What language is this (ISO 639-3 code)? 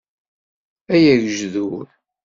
kab